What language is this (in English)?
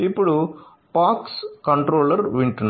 Telugu